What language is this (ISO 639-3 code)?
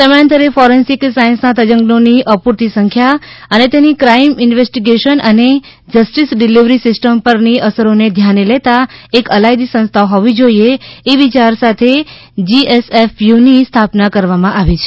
guj